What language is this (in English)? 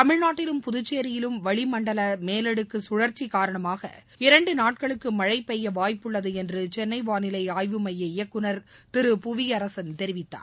Tamil